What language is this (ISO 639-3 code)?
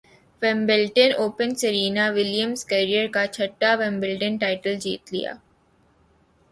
urd